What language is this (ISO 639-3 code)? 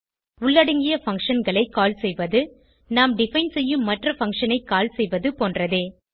tam